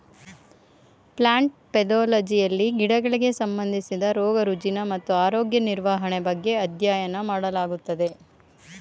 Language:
Kannada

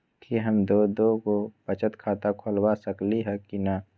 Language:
Magahi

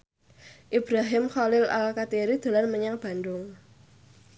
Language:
Javanese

